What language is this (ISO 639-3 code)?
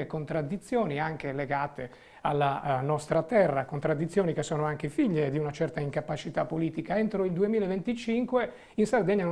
ita